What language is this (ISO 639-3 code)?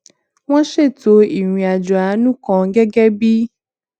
yor